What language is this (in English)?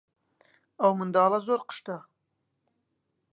Central Kurdish